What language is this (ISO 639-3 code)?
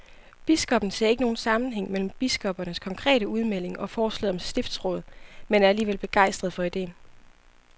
dan